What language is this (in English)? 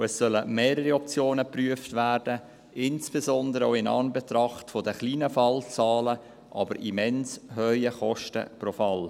Swiss German